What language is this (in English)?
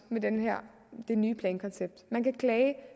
Danish